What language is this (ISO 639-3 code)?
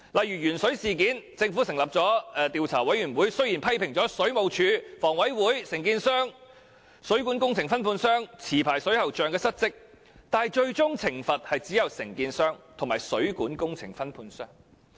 yue